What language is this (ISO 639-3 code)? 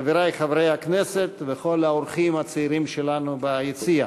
heb